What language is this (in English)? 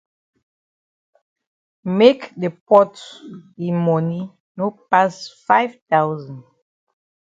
Cameroon Pidgin